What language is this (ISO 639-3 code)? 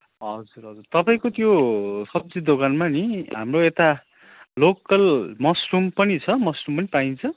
nep